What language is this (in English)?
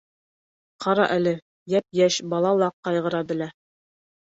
Bashkir